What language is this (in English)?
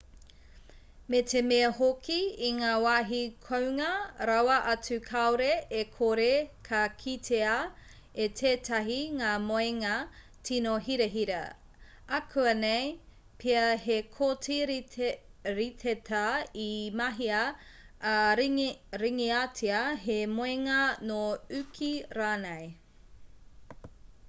Māori